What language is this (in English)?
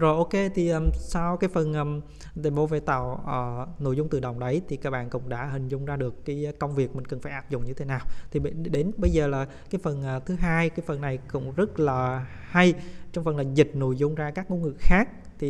Vietnamese